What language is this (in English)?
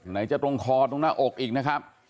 Thai